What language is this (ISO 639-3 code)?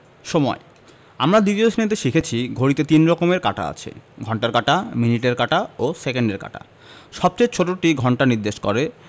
ben